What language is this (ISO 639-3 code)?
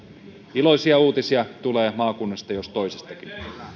fin